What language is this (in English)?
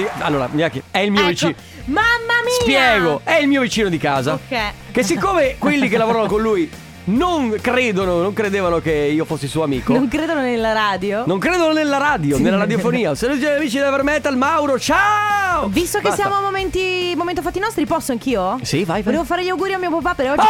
Italian